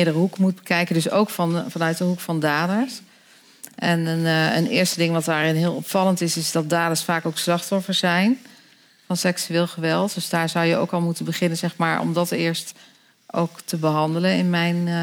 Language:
Dutch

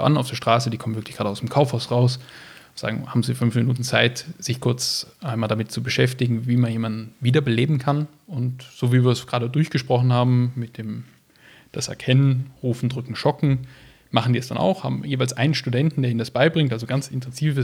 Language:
German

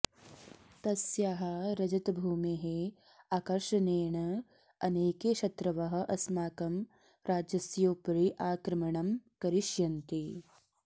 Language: Sanskrit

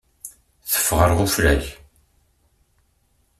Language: Kabyle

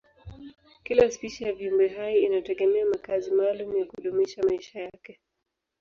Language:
Swahili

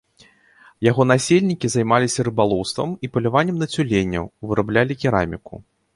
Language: Belarusian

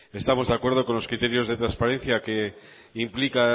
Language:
Spanish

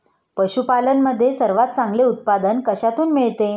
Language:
Marathi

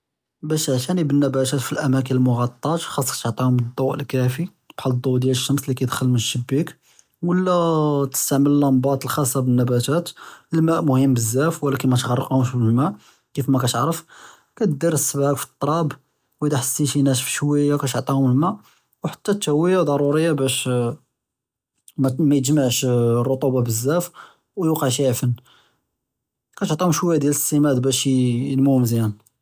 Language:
Judeo-Arabic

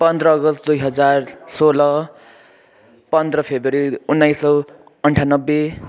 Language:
Nepali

